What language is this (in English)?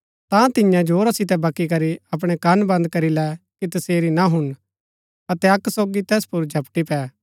Gaddi